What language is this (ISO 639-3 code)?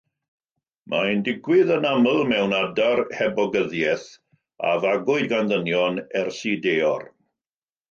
cym